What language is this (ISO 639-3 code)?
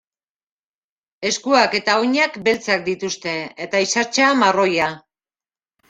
eus